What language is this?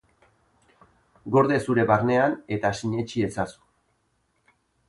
Basque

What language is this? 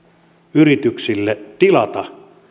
Finnish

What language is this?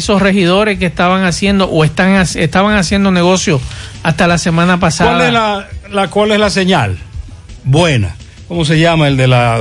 Spanish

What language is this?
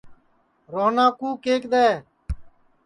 Sansi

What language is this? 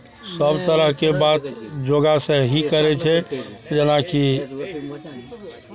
Maithili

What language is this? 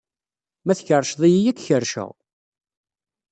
Kabyle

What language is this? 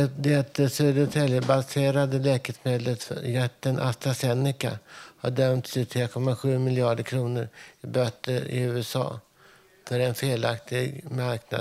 Swedish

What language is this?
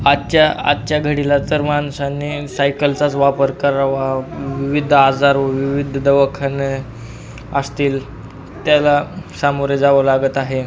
Marathi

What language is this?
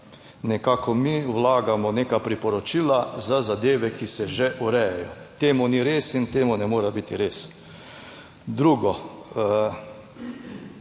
Slovenian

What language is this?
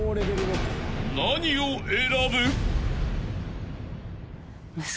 Japanese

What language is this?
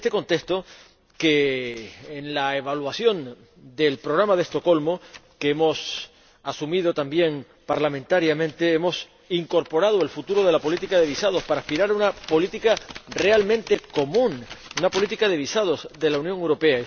Spanish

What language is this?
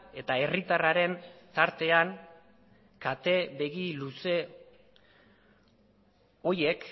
Basque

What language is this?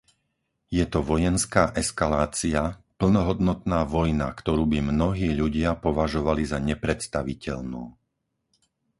Slovak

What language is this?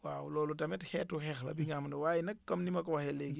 Wolof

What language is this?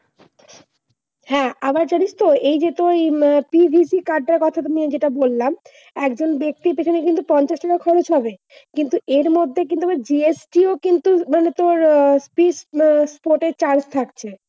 Bangla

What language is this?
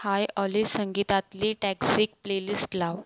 Marathi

